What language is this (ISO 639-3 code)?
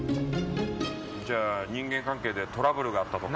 jpn